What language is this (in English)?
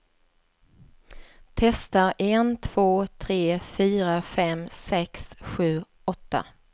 Swedish